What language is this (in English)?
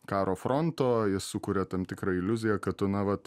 Lithuanian